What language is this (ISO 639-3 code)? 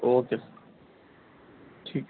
urd